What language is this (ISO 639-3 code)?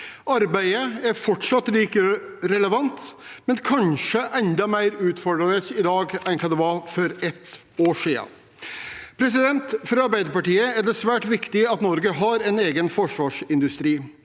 nor